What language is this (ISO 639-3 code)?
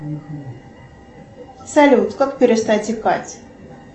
rus